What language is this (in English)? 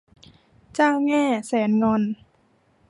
Thai